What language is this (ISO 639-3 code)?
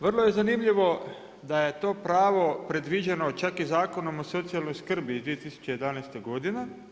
hrv